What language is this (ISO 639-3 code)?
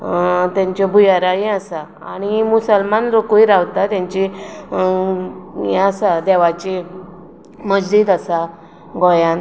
kok